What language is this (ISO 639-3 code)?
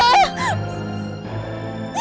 ind